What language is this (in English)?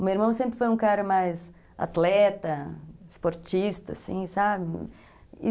Portuguese